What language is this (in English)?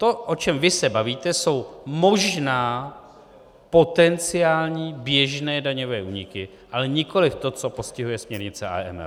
Czech